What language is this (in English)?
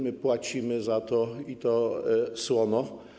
Polish